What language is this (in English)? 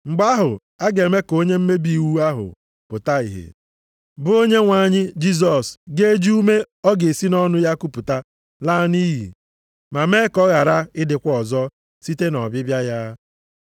Igbo